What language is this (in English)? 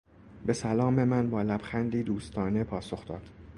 Persian